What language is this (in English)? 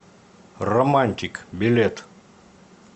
Russian